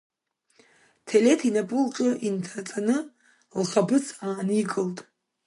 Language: Abkhazian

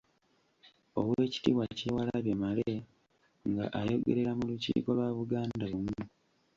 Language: Ganda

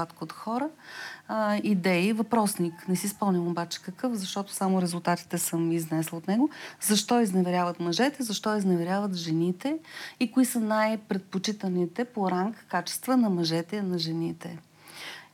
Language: Bulgarian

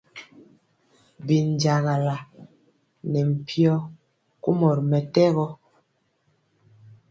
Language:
Mpiemo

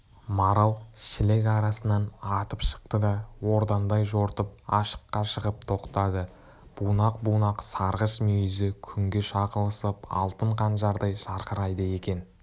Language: Kazakh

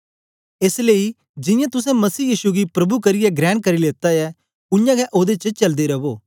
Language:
Dogri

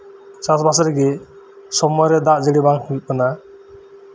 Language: Santali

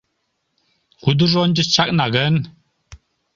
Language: Mari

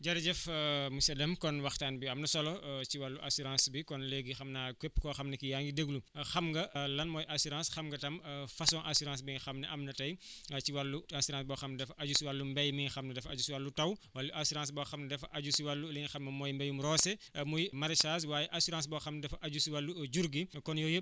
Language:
Wolof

